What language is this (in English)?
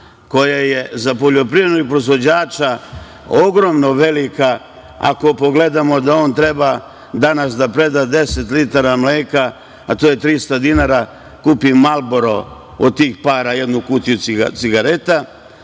Serbian